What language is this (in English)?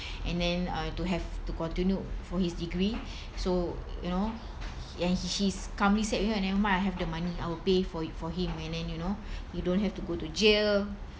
English